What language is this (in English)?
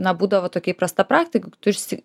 Lithuanian